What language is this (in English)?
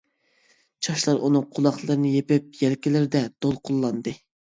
Uyghur